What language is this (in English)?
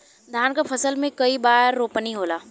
Bhojpuri